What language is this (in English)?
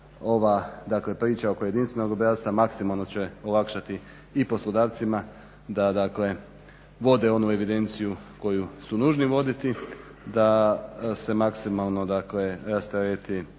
Croatian